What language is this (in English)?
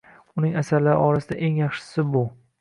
Uzbek